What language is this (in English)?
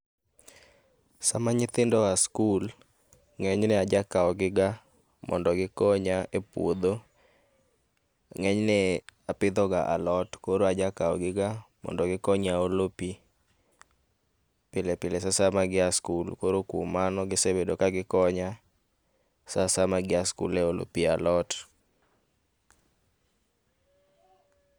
Luo (Kenya and Tanzania)